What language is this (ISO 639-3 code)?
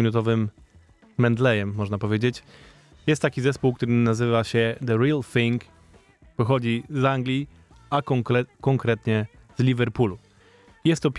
pol